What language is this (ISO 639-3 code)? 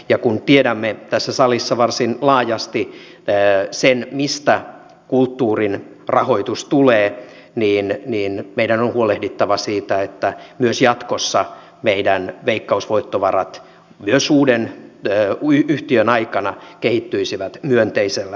fin